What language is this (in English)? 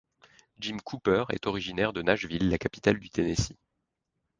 French